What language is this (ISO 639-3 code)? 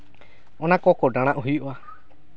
sat